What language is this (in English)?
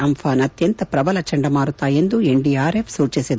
Kannada